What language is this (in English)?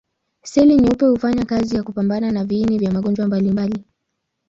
Swahili